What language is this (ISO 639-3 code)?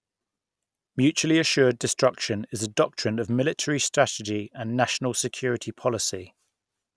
eng